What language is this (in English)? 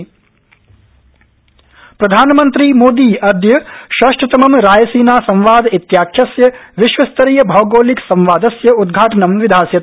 Sanskrit